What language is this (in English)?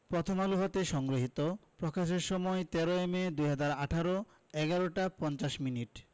Bangla